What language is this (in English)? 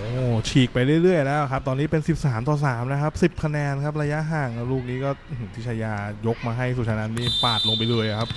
Thai